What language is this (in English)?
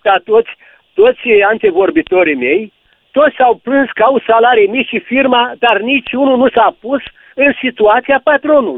Romanian